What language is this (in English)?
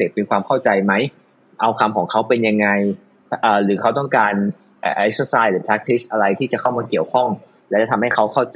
Thai